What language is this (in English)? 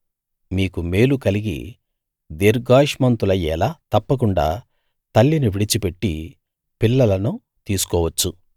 Telugu